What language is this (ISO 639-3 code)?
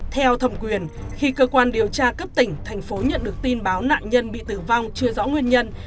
vie